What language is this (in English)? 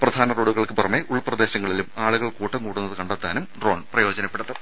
Malayalam